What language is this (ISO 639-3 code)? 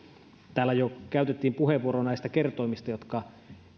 fin